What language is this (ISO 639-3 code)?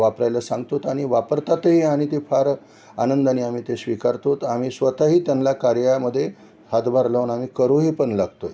mar